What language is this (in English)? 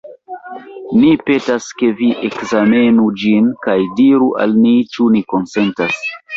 Esperanto